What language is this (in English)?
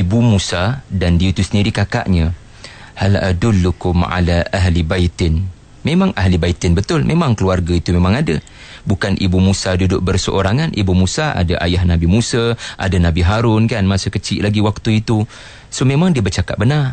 Malay